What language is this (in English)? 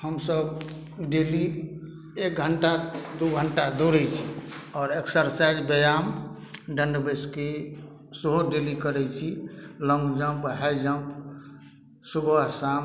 Maithili